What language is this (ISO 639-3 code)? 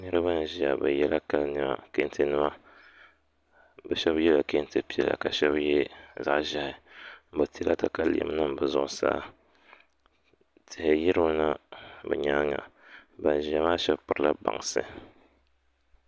dag